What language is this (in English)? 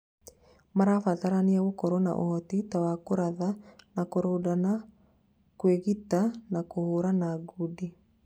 Kikuyu